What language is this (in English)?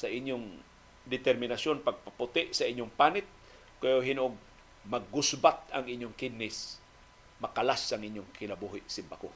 Filipino